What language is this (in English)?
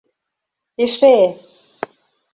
Mari